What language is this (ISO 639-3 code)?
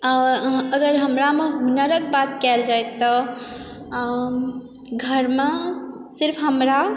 mai